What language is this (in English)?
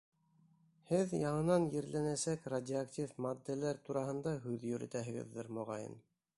Bashkir